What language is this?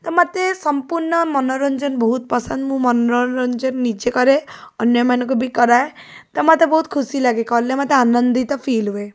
Odia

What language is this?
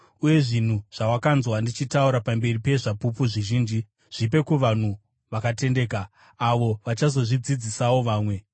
Shona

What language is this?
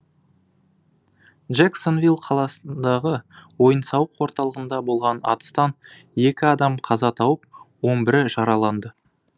Kazakh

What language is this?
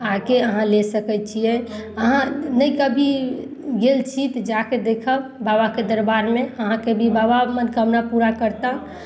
Maithili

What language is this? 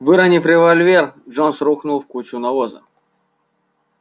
Russian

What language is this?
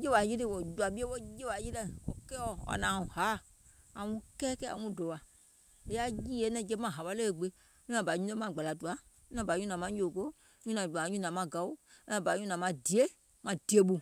Gola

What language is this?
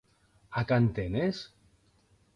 Occitan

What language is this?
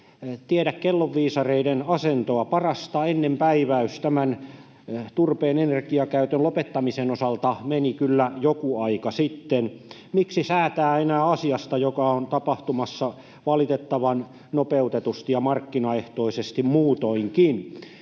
Finnish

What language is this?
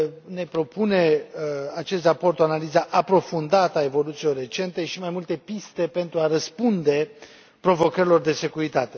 Romanian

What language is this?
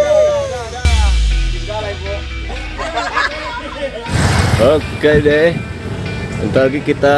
Indonesian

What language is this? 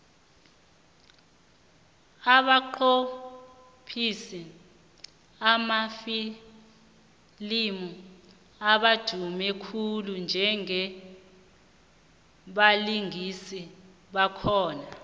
South Ndebele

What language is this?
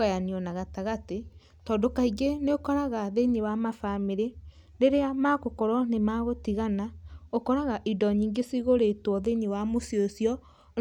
Kikuyu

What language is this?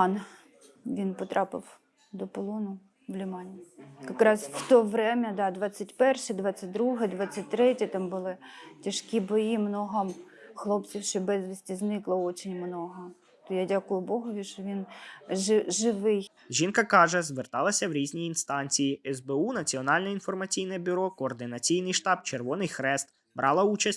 Ukrainian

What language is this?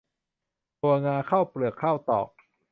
Thai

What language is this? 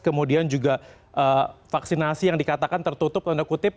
Indonesian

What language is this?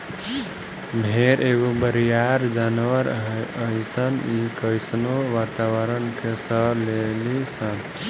Bhojpuri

